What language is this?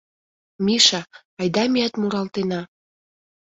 Mari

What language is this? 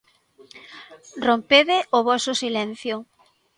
Galician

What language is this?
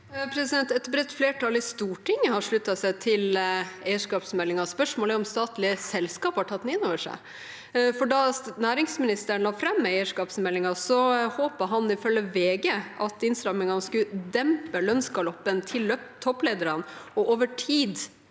Norwegian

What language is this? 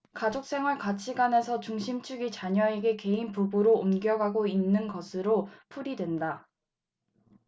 Korean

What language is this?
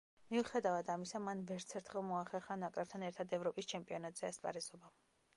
Georgian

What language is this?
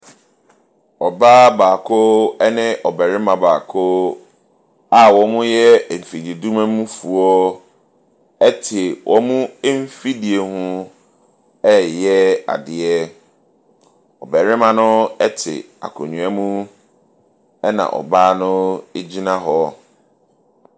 Akan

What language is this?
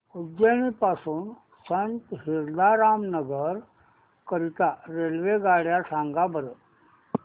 Marathi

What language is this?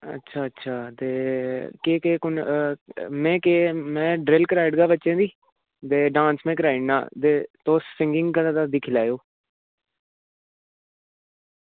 Dogri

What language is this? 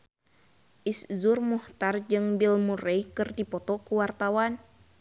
Sundanese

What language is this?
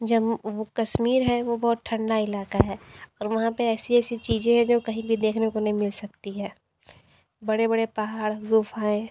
Hindi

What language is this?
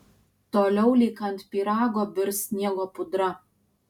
Lithuanian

